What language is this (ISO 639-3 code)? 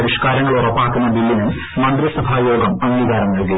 mal